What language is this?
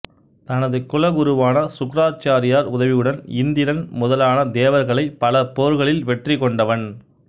Tamil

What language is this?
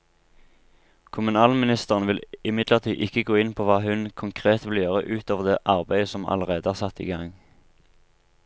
Norwegian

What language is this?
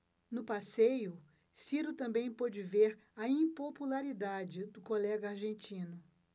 Portuguese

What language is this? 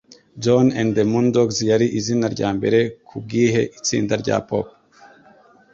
Kinyarwanda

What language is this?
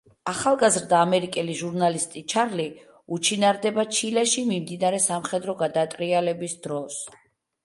Georgian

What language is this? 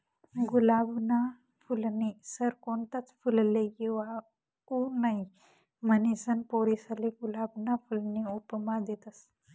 Marathi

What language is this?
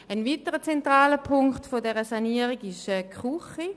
Swiss German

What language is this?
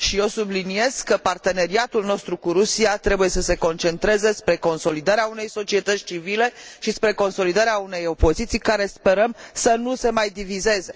Romanian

